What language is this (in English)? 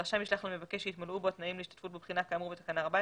Hebrew